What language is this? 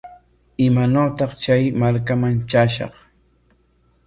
Corongo Ancash Quechua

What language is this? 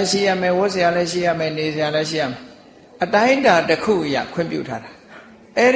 Thai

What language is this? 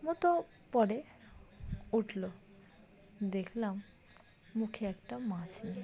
Bangla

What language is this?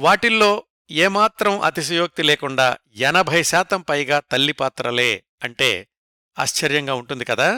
Telugu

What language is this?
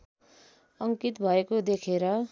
Nepali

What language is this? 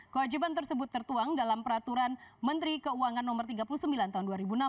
Indonesian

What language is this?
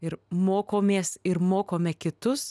Lithuanian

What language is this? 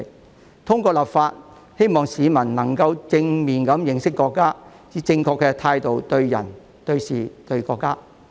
Cantonese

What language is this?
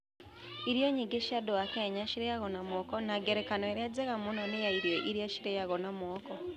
Kikuyu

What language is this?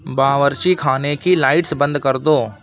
Urdu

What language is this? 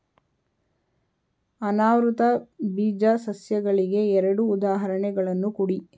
Kannada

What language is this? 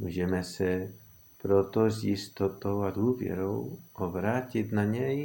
Czech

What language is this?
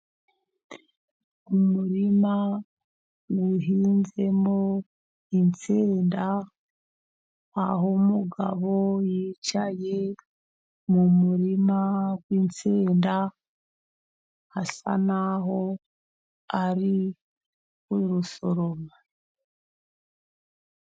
Kinyarwanda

